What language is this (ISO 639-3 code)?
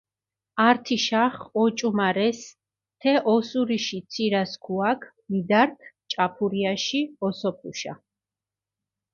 xmf